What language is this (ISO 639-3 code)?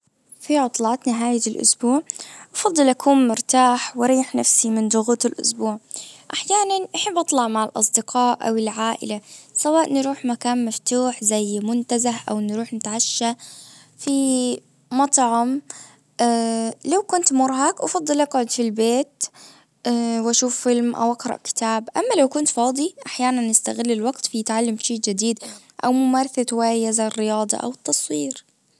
ars